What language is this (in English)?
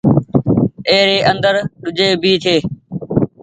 Goaria